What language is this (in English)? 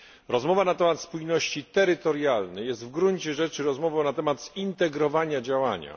Polish